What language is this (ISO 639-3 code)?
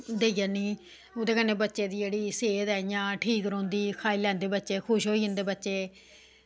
doi